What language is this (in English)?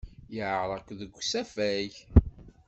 Kabyle